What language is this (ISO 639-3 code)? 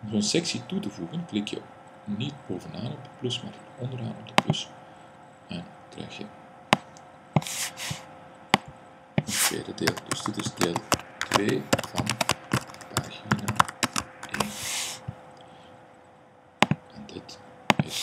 nld